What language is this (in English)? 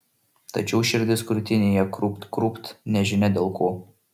Lithuanian